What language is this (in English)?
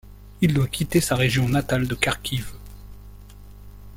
French